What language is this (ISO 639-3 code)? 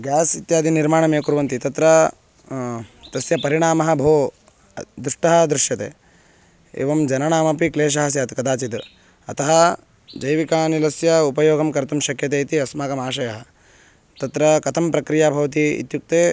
san